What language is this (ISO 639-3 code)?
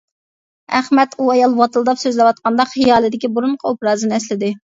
uig